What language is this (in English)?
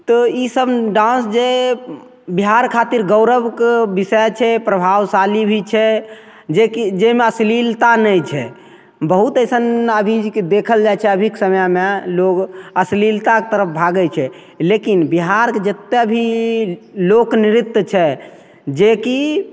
Maithili